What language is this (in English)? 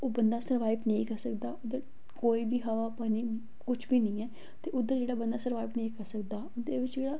Dogri